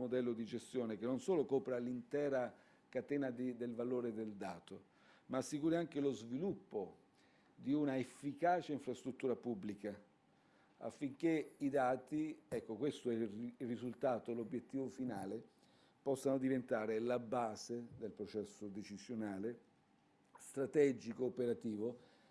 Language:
Italian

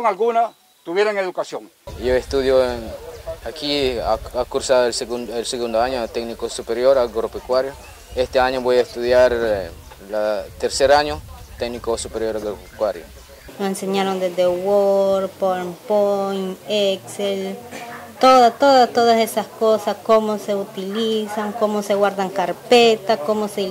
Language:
Spanish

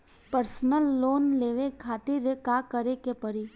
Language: Bhojpuri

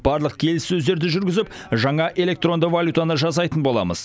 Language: Kazakh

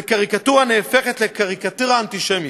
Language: Hebrew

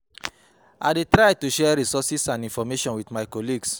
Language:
Nigerian Pidgin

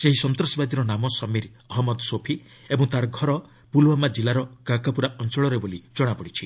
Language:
Odia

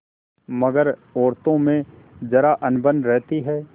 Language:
Hindi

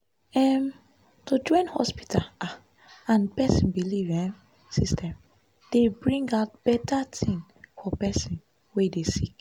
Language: Nigerian Pidgin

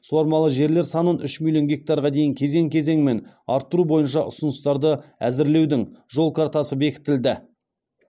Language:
Kazakh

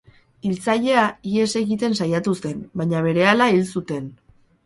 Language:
Basque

